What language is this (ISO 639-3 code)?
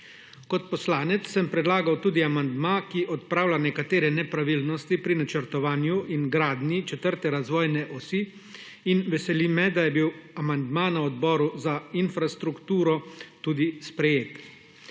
slv